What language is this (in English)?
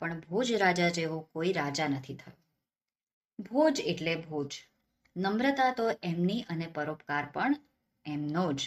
Gujarati